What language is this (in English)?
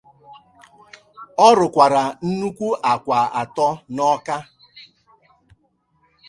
Igbo